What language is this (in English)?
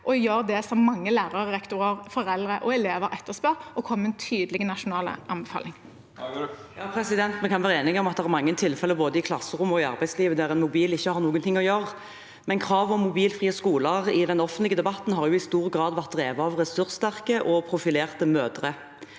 Norwegian